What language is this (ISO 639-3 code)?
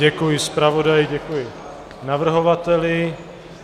ces